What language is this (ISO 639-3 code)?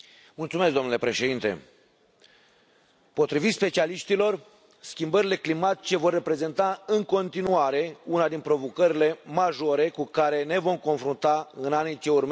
ron